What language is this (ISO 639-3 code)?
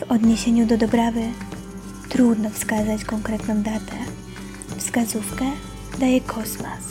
pol